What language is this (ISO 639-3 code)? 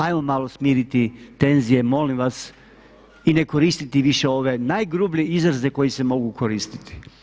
hrv